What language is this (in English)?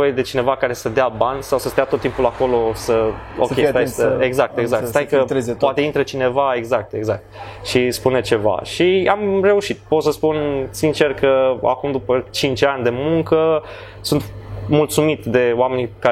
Romanian